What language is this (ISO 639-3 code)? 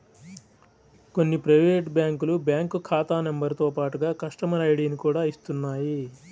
tel